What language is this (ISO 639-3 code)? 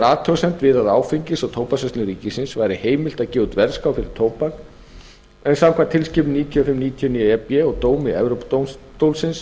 isl